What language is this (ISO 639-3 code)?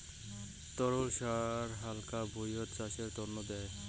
ben